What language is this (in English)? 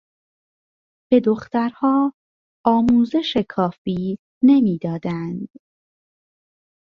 Persian